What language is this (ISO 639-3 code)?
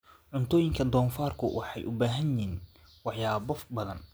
som